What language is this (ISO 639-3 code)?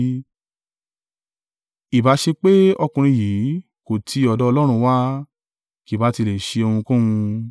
yor